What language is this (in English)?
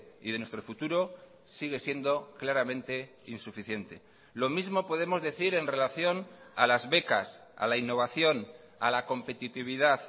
Spanish